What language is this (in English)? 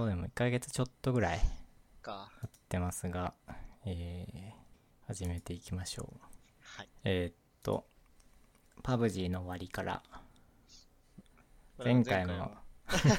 Japanese